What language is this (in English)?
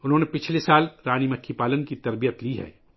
Urdu